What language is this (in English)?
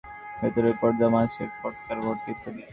Bangla